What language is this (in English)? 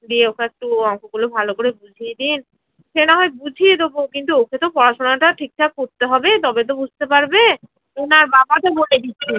Bangla